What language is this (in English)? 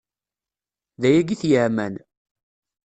Kabyle